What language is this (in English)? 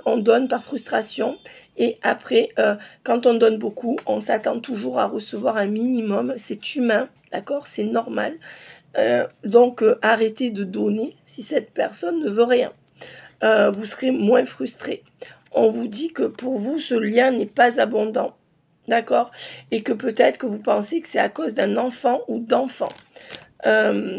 French